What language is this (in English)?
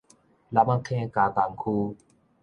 Min Nan Chinese